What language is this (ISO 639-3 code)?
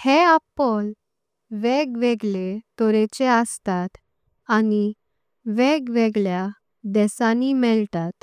kok